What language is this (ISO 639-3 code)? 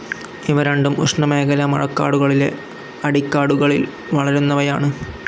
mal